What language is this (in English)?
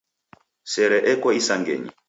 Taita